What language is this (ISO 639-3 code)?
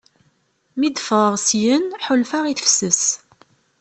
kab